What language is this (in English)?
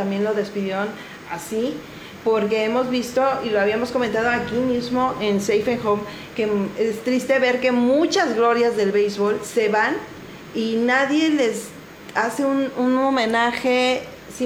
Spanish